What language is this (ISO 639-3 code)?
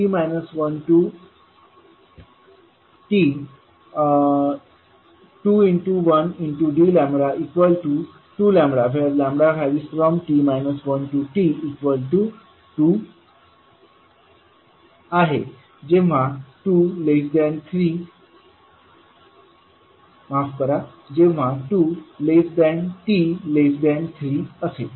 mar